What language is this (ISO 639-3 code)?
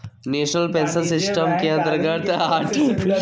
mag